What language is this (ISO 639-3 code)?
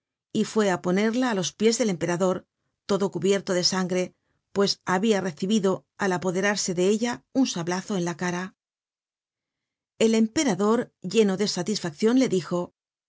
spa